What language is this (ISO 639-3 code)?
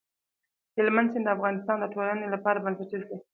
pus